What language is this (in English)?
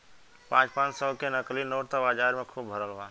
Bhojpuri